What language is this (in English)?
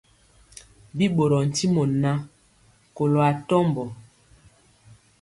Mpiemo